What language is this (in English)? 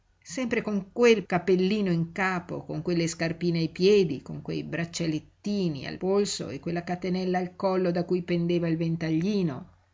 Italian